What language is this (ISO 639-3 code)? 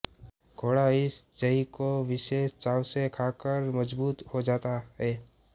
hin